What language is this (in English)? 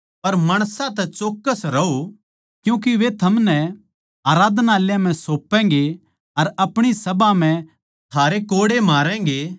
Haryanvi